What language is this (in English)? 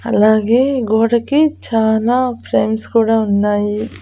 Telugu